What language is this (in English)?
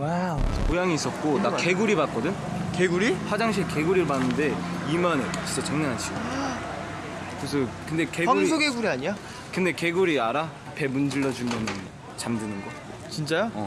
Korean